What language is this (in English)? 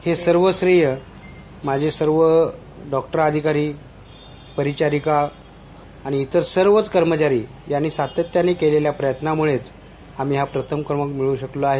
Marathi